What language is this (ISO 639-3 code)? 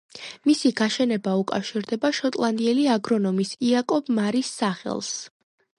kat